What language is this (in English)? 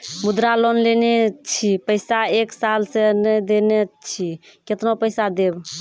Maithili